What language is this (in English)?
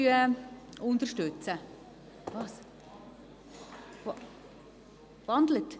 Swiss German